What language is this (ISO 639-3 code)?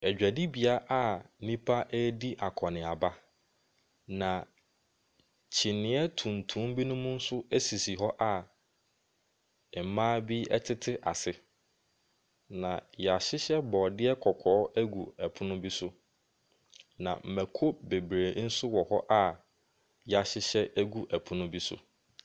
aka